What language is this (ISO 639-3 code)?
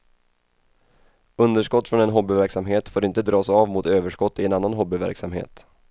swe